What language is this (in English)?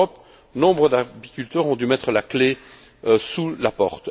French